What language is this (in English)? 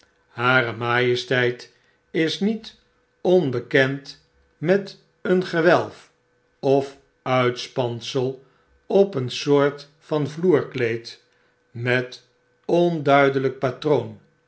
Dutch